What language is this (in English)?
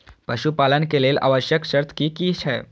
Maithili